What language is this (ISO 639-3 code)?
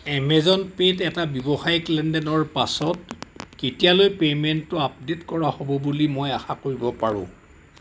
asm